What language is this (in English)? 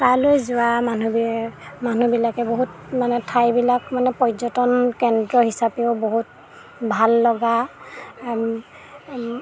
Assamese